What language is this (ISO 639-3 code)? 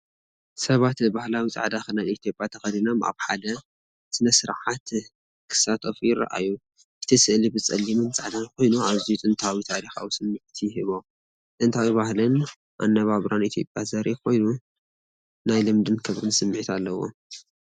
tir